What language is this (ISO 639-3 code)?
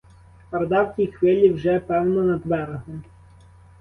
ukr